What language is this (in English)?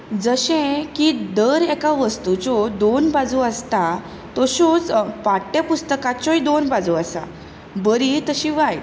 Konkani